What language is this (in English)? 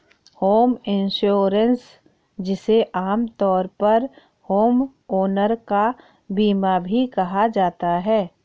Hindi